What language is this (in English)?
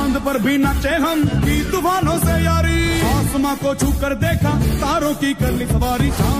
Romanian